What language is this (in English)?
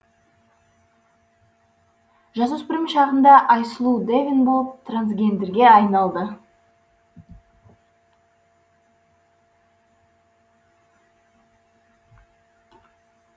Kazakh